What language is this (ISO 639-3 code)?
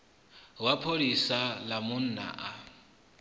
ven